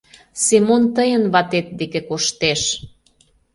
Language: Mari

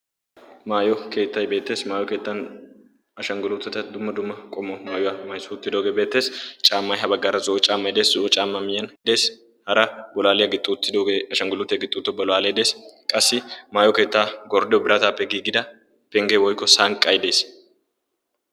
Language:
Wolaytta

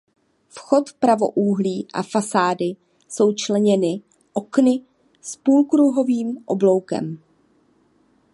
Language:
Czech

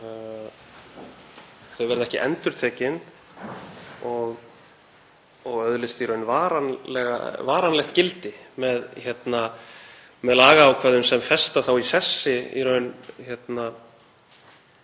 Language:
Icelandic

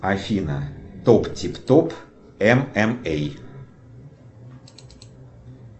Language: Russian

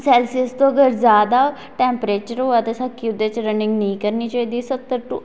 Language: Dogri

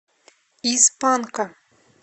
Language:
Russian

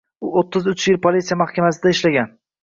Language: Uzbek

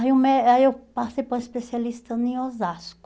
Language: Portuguese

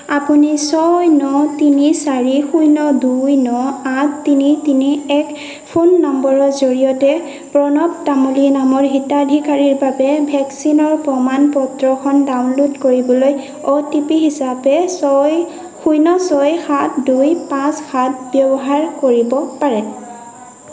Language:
Assamese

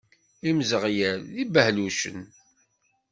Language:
Kabyle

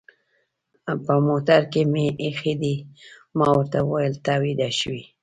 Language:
Pashto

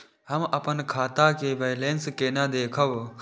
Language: Maithili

